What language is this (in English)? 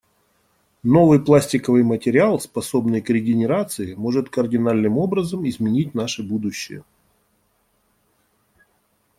Russian